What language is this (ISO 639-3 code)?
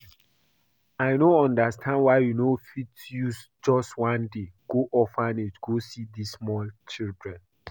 pcm